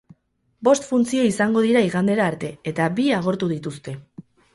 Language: Basque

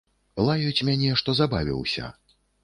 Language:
Belarusian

